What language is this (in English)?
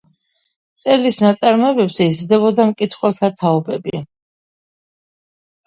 Georgian